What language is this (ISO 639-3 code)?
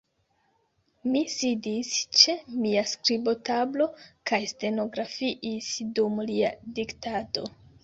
epo